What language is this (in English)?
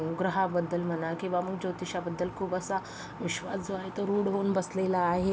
Marathi